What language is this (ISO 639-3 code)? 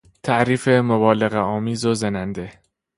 fas